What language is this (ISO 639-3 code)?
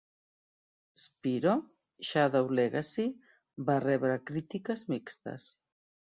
cat